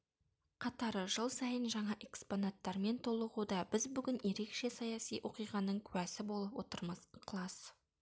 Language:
Kazakh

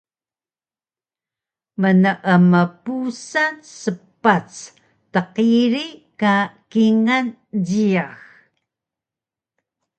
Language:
Taroko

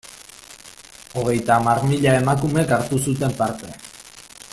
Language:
Basque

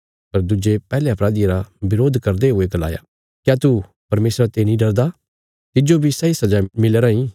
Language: Bilaspuri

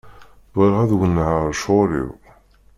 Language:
Kabyle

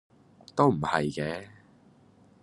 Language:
Cantonese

